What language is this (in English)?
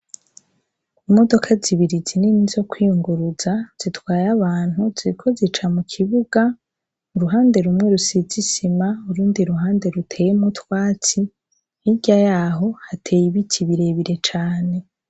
Rundi